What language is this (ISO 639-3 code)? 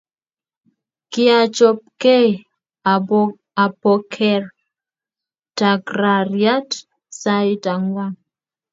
kln